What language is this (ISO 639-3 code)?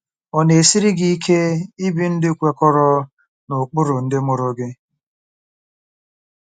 ibo